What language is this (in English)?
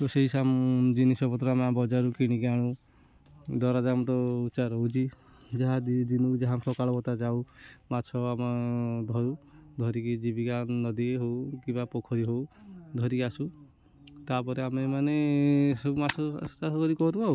Odia